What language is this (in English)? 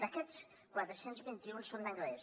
Catalan